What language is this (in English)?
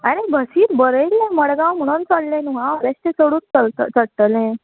Konkani